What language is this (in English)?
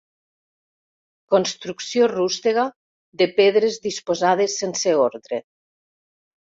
Catalan